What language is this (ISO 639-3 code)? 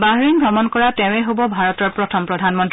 asm